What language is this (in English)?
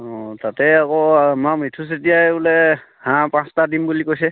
Assamese